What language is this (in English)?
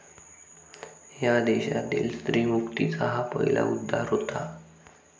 Marathi